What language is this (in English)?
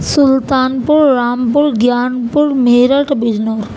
Urdu